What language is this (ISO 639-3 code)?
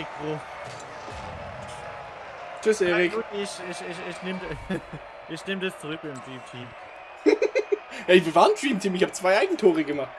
deu